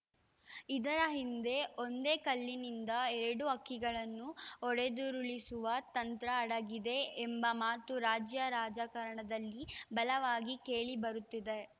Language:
Kannada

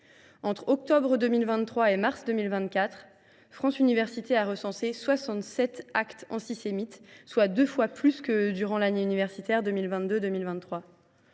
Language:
French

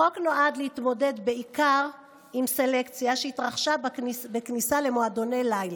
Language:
Hebrew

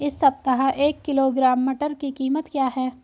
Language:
Hindi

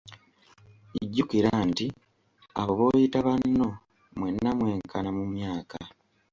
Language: Ganda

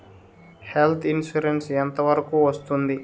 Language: Telugu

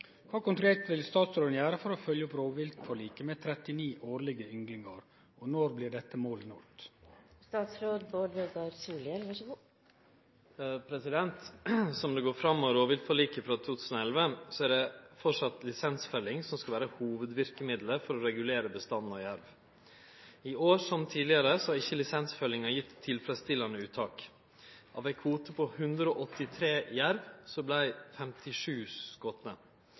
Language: Norwegian Nynorsk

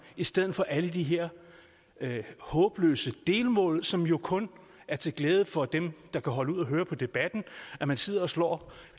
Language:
Danish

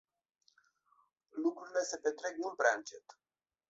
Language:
Romanian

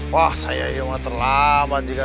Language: Indonesian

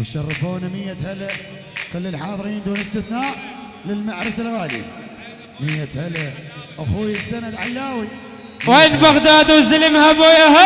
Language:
Arabic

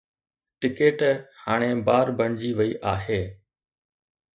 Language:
Sindhi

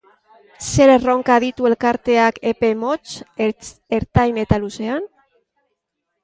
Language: Basque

